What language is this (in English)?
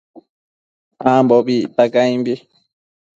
Matsés